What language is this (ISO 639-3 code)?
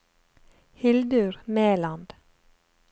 nor